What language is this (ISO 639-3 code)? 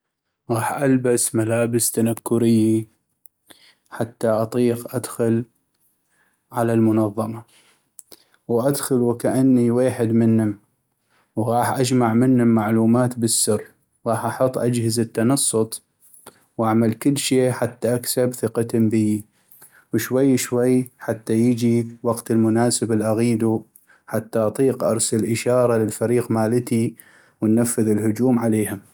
ayp